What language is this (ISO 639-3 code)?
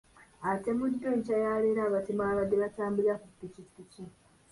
lug